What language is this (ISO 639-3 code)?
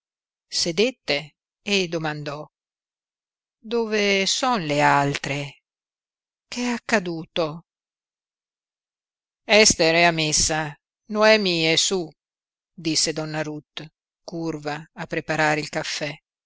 ita